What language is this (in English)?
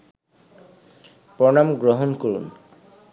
Bangla